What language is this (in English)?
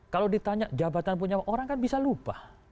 Indonesian